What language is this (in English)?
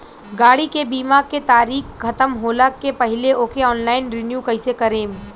Bhojpuri